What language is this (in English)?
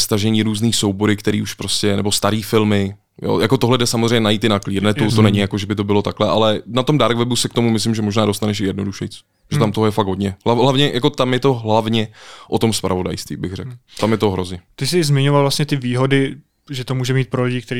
Czech